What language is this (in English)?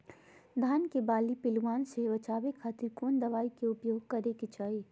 Magahi